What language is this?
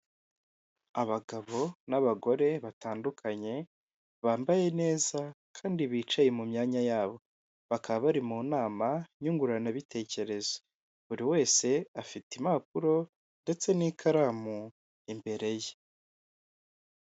Kinyarwanda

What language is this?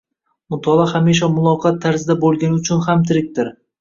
Uzbek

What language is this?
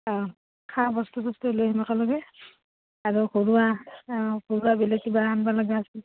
Assamese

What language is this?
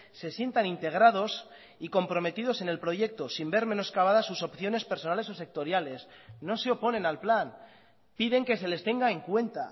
Spanish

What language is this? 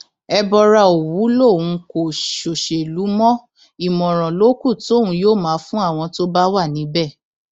Yoruba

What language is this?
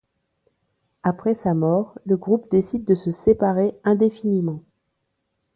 French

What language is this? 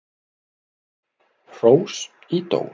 Icelandic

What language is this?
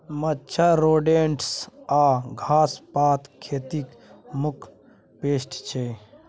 Maithili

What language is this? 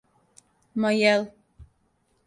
Serbian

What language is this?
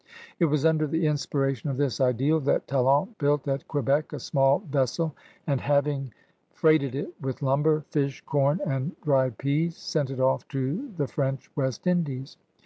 English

